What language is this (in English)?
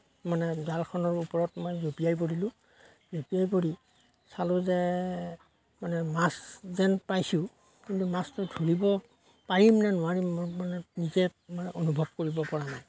Assamese